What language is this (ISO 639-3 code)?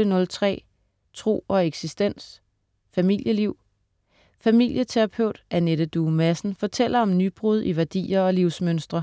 dan